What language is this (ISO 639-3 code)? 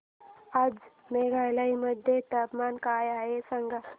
mar